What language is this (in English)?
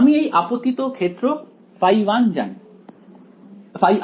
Bangla